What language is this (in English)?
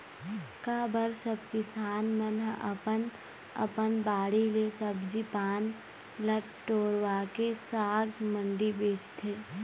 Chhattisgarhi